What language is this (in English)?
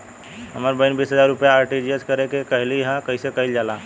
Bhojpuri